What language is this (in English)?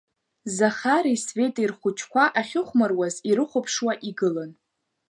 Abkhazian